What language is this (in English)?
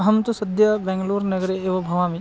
Sanskrit